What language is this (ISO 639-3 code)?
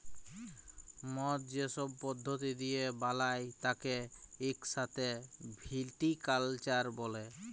ben